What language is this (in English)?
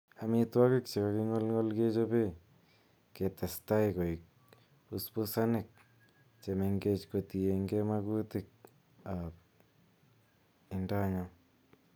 Kalenjin